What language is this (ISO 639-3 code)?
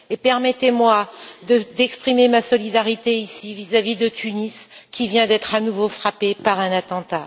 fra